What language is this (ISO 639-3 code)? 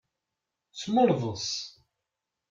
kab